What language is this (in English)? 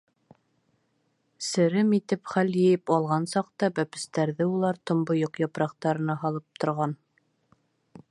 Bashkir